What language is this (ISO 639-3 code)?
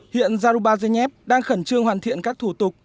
vie